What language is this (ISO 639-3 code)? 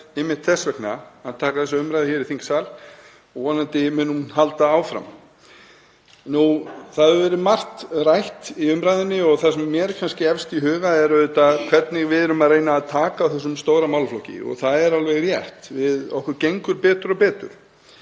isl